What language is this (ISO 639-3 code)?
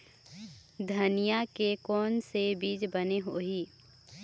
hne